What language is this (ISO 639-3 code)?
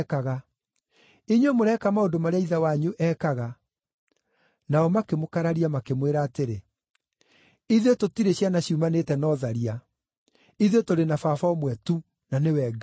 kik